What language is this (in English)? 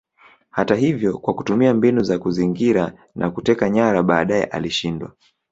Swahili